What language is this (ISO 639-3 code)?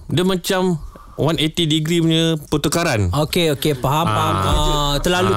msa